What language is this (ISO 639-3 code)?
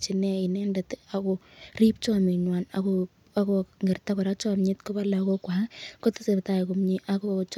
kln